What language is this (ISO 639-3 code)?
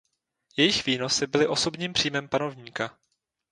ces